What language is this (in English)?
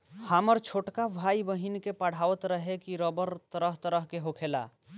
Bhojpuri